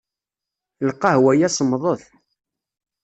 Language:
Kabyle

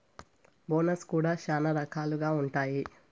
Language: Telugu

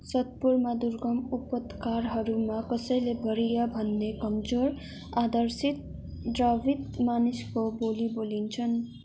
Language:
Nepali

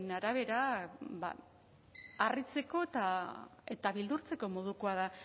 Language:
Basque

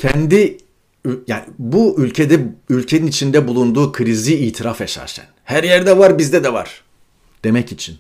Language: Turkish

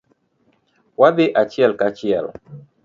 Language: Luo (Kenya and Tanzania)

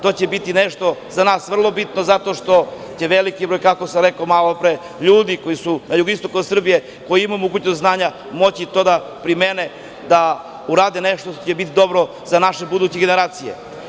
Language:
Serbian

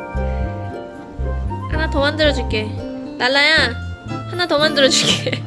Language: Korean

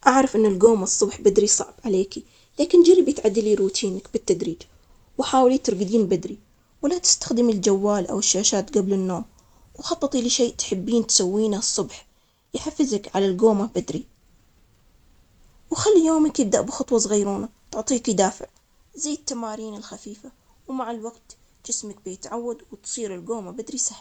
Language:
Omani Arabic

